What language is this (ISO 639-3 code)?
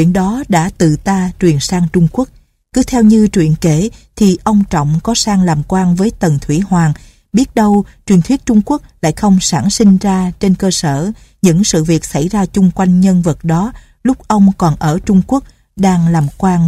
vie